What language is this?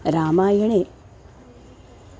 Sanskrit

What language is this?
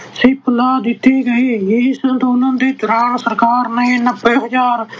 Punjabi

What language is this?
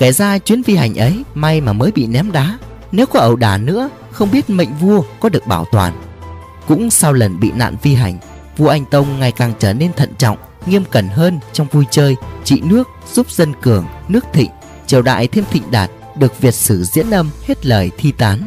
Vietnamese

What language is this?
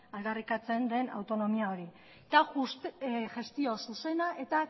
Basque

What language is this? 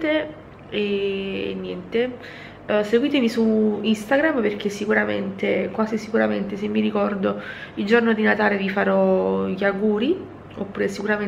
Italian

